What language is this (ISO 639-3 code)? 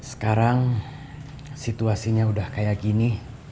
ind